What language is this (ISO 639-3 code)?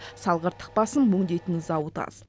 kaz